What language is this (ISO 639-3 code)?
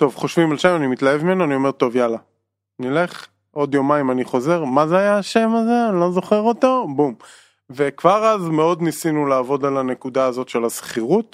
heb